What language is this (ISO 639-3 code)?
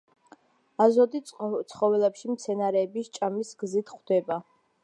kat